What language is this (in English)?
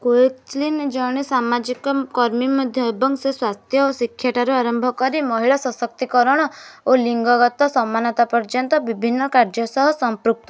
Odia